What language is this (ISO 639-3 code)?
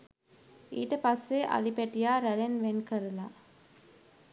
sin